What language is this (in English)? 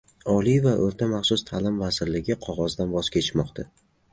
Uzbek